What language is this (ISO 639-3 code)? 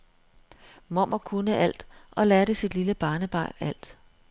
dan